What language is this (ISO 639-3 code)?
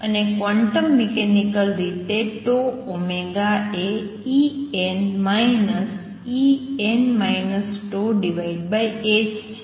guj